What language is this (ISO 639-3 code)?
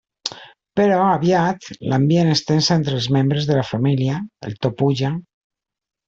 cat